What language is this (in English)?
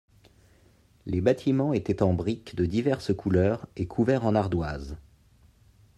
French